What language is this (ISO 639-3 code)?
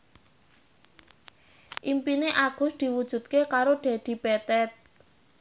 jav